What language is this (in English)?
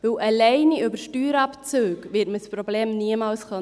Swiss German